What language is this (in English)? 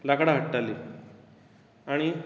Konkani